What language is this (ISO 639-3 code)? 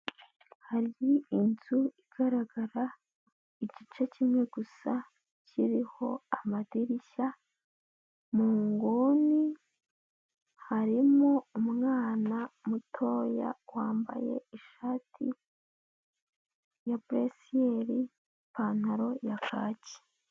kin